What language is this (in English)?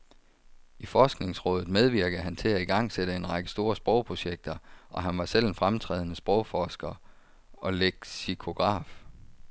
Danish